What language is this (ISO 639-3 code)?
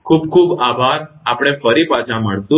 guj